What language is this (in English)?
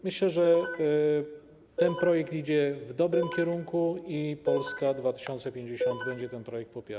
Polish